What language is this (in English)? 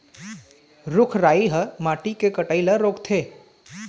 Chhattisgarhi